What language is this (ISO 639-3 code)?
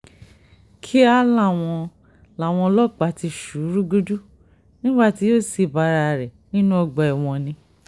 yor